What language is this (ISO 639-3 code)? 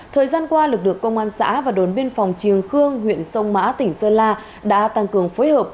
vie